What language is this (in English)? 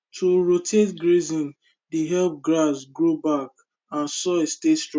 Nigerian Pidgin